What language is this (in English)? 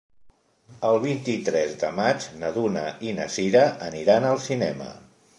Catalan